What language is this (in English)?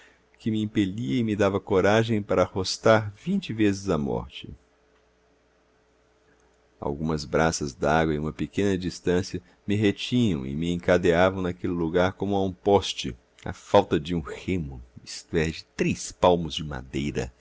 Portuguese